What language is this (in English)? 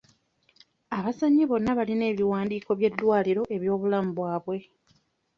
Ganda